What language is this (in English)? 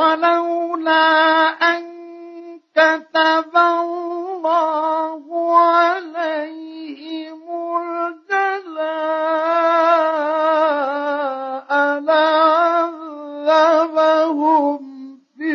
Arabic